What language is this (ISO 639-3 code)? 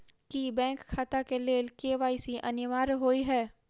mai